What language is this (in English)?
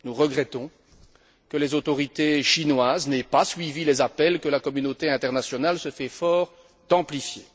French